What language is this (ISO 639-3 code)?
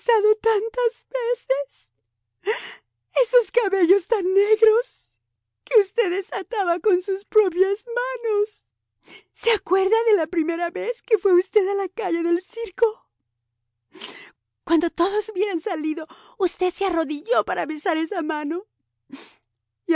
spa